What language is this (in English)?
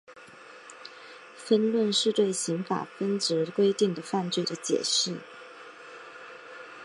Chinese